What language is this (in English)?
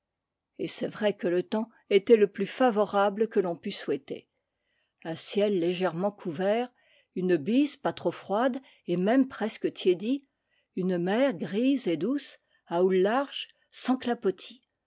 French